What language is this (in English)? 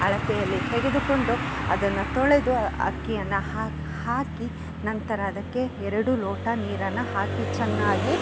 Kannada